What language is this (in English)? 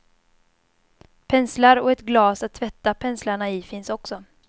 Swedish